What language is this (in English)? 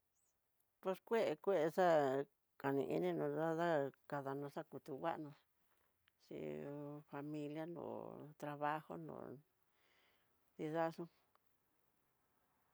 Tidaá Mixtec